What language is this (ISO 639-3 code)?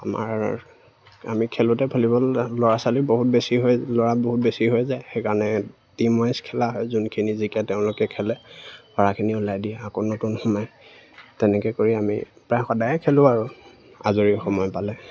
asm